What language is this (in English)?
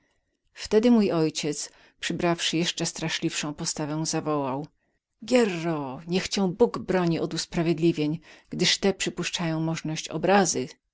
Polish